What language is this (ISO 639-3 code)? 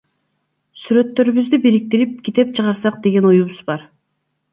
kir